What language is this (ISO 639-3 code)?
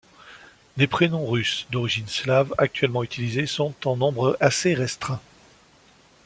fra